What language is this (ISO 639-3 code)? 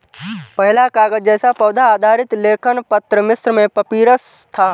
hin